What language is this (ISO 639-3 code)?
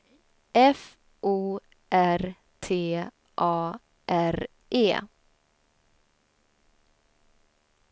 swe